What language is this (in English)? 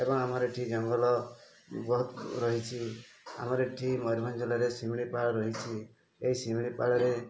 Odia